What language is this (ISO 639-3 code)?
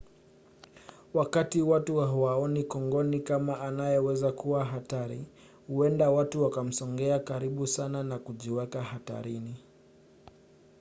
swa